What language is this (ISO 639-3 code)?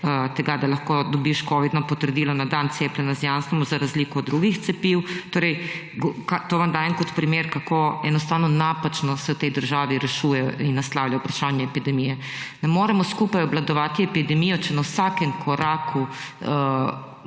slv